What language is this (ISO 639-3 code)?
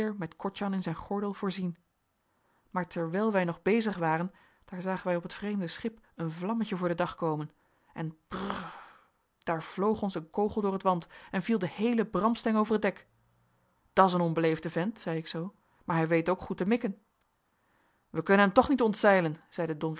nld